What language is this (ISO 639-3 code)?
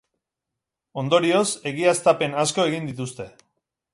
eus